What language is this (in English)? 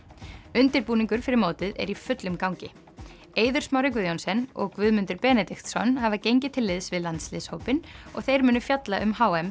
Icelandic